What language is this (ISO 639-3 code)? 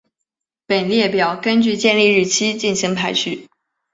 zho